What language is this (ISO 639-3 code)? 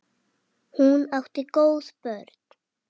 isl